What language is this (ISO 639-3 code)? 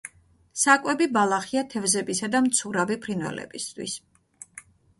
kat